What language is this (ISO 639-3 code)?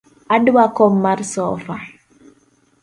luo